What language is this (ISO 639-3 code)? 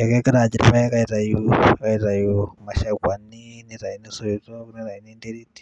mas